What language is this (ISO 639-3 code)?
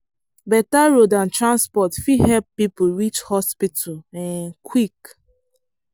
pcm